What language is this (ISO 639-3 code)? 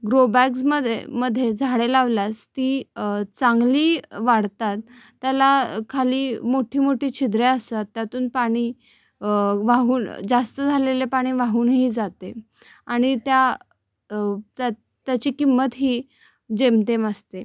mar